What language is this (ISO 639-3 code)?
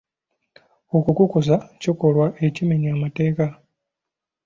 lug